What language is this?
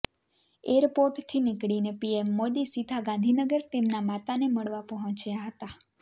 Gujarati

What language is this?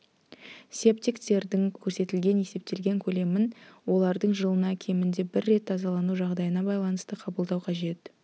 Kazakh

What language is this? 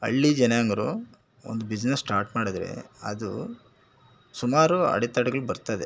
Kannada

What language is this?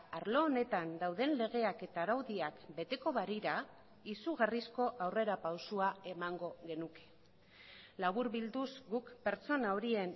Basque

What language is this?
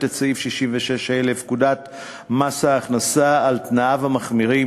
Hebrew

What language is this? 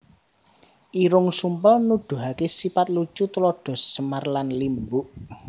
Javanese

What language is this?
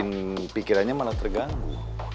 Indonesian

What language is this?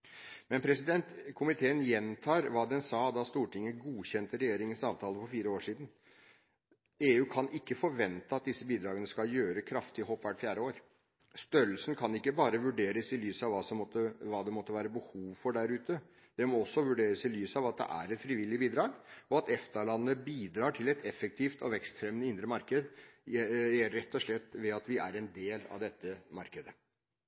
Norwegian Bokmål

